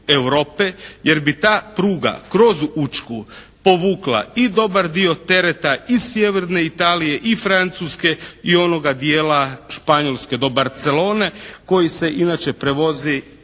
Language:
Croatian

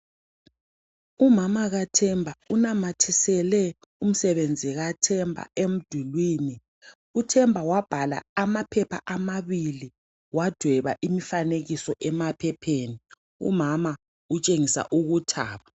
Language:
North Ndebele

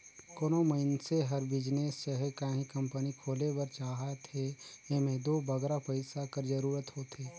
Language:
Chhattisgarhi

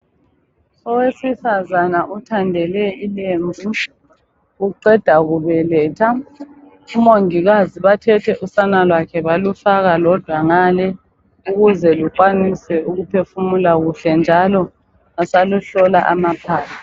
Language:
North Ndebele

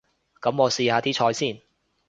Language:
Cantonese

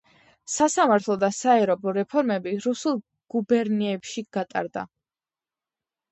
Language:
Georgian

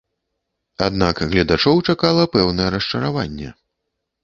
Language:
Belarusian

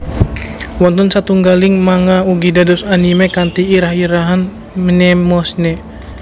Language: Javanese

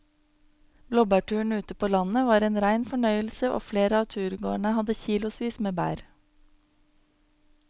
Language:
Norwegian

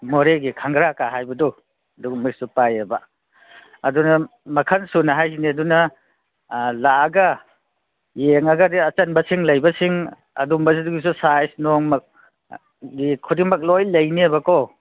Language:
Manipuri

